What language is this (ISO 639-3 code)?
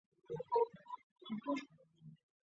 zho